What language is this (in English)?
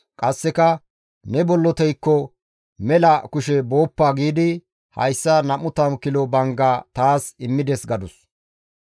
Gamo